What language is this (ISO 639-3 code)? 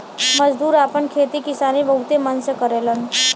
bho